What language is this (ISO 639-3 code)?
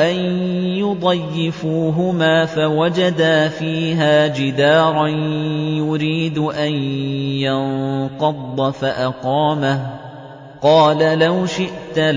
ara